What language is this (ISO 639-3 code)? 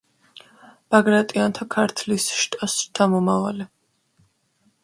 kat